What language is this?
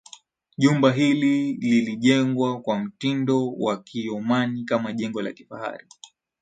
Swahili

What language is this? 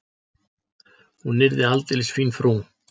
Icelandic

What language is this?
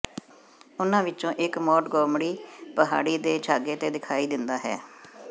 Punjabi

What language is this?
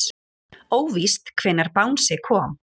Icelandic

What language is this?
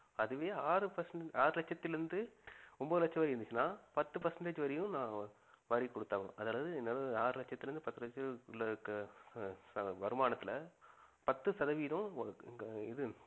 Tamil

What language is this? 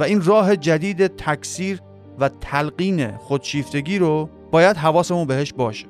Persian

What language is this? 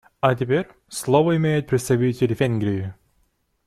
Russian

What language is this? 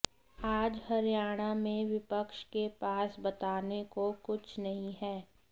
Hindi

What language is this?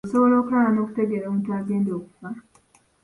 Ganda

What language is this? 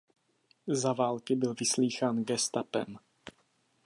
Czech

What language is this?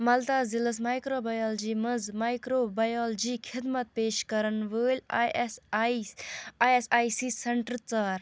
Kashmiri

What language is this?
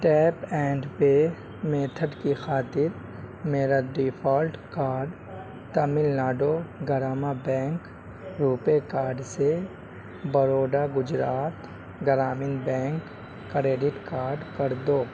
Urdu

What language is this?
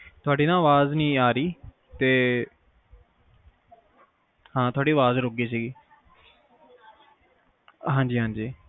Punjabi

